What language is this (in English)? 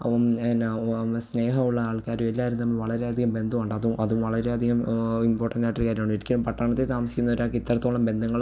Malayalam